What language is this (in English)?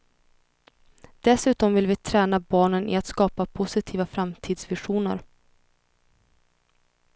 Swedish